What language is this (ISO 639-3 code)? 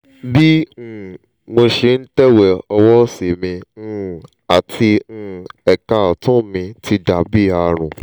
yor